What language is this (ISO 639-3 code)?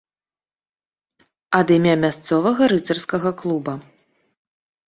bel